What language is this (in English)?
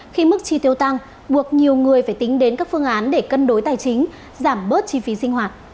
Vietnamese